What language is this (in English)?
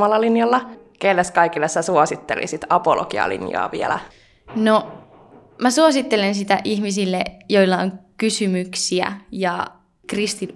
Finnish